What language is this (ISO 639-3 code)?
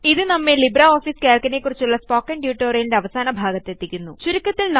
mal